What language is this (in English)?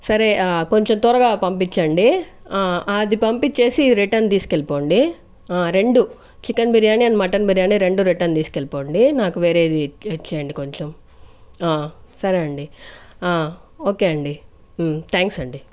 Telugu